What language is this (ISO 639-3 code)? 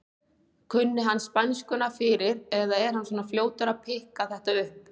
isl